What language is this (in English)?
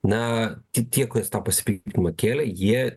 Lithuanian